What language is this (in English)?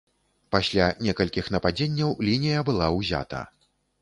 Belarusian